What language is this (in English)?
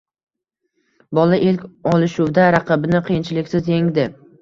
Uzbek